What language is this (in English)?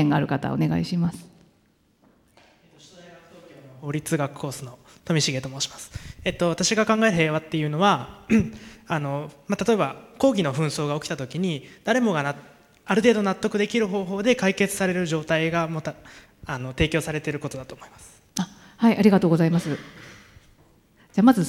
Japanese